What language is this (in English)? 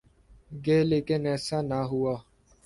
Urdu